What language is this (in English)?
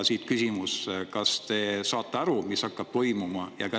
Estonian